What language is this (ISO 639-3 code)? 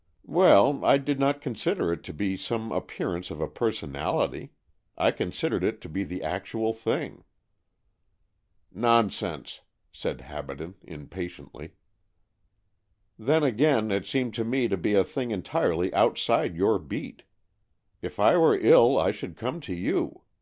eng